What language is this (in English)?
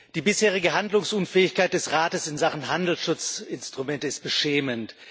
German